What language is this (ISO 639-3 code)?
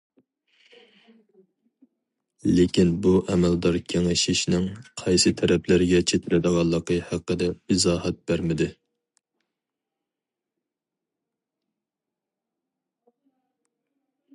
uig